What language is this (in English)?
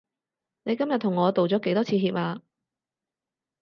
Cantonese